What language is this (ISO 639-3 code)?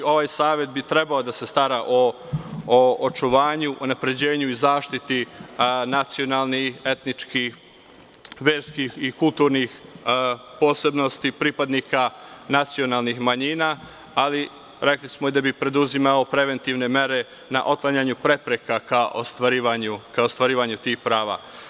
srp